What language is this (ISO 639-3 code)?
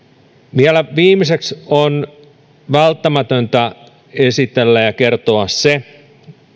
fin